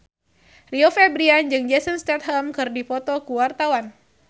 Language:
Sundanese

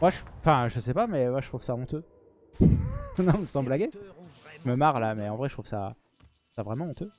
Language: French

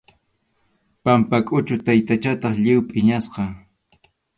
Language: Arequipa-La Unión Quechua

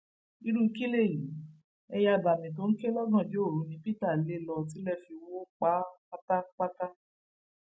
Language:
Yoruba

